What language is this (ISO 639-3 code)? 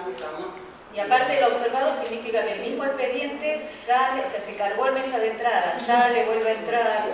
spa